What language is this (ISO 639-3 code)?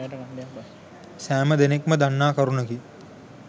sin